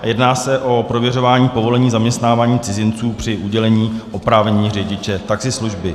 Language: Czech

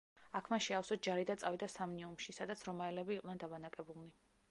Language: Georgian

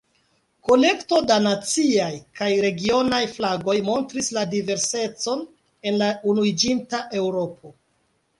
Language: Esperanto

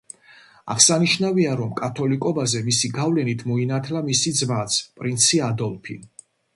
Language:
Georgian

